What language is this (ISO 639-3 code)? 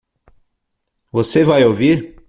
por